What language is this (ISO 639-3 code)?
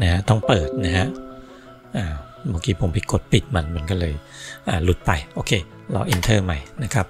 tha